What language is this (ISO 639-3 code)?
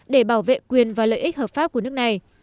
vie